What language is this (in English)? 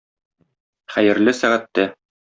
Tatar